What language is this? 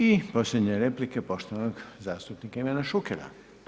Croatian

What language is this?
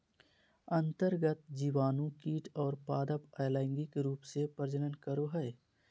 Magahi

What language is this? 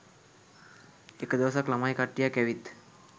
Sinhala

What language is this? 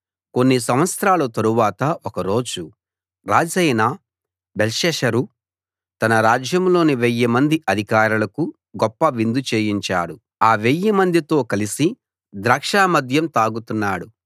Telugu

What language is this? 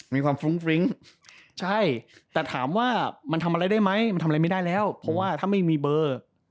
Thai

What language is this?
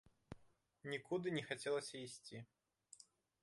Belarusian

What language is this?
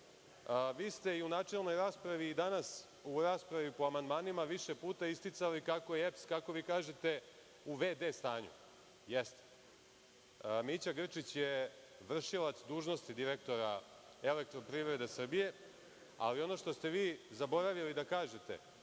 Serbian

